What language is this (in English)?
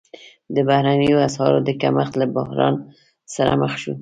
Pashto